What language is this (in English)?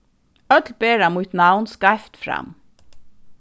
Faroese